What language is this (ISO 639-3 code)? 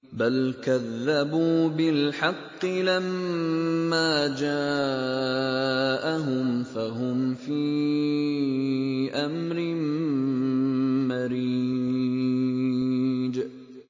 ara